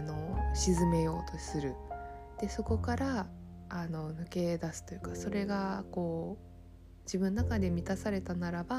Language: Japanese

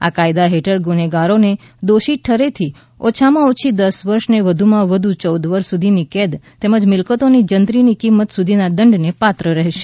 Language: Gujarati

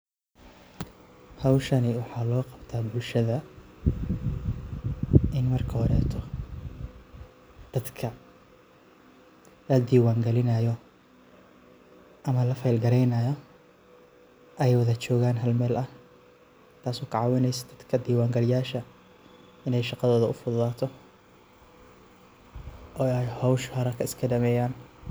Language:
Somali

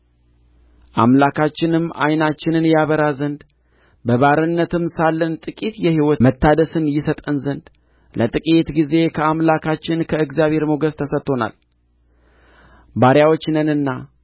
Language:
Amharic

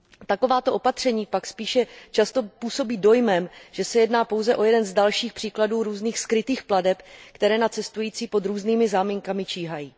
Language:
Czech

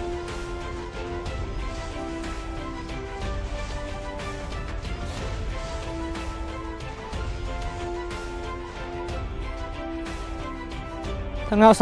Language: Vietnamese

